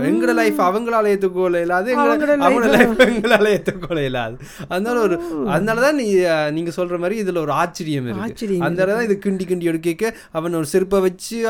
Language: Tamil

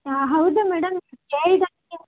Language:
Kannada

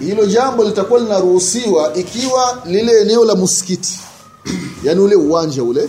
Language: Swahili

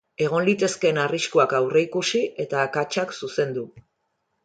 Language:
Basque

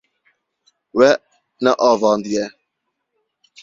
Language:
Kurdish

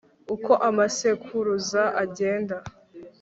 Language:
Kinyarwanda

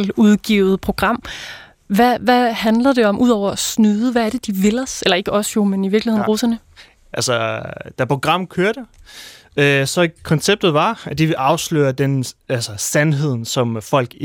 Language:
Danish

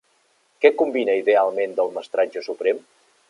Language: Catalan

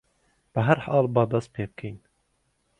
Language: Central Kurdish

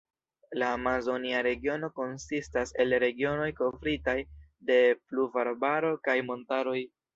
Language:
Esperanto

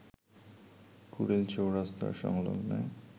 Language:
Bangla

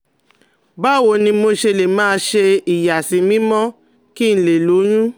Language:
Yoruba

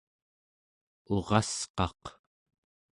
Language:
Central Yupik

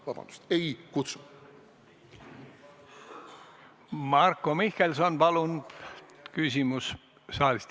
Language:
Estonian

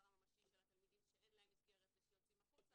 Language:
Hebrew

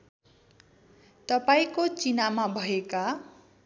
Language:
Nepali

